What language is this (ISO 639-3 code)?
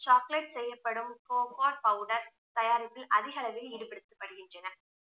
tam